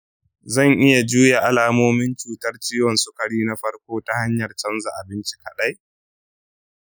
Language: Hausa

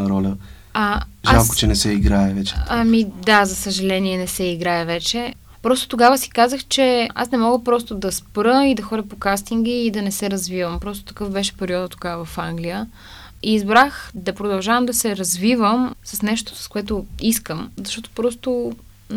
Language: Bulgarian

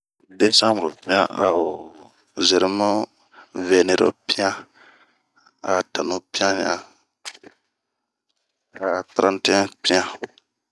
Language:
Bomu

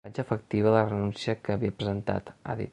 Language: Catalan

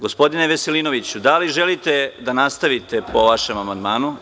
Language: Serbian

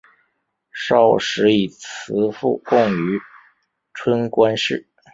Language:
Chinese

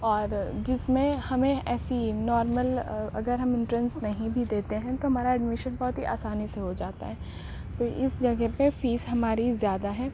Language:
Urdu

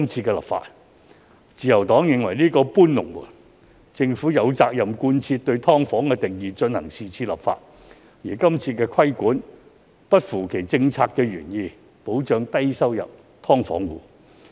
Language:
Cantonese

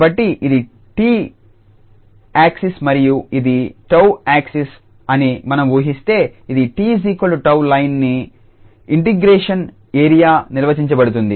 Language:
Telugu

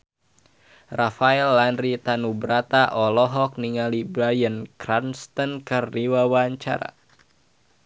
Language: Sundanese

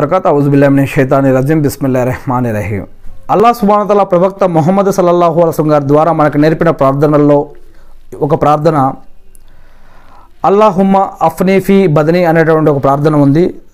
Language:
Telugu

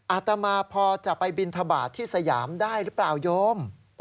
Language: Thai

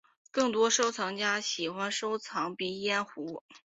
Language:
Chinese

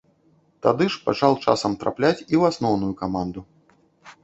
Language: Belarusian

